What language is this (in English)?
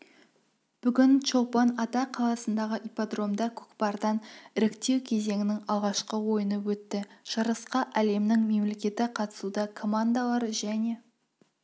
Kazakh